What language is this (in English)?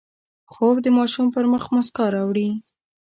Pashto